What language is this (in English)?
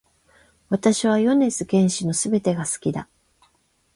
Japanese